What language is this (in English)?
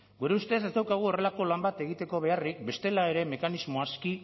Basque